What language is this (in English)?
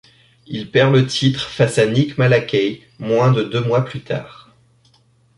French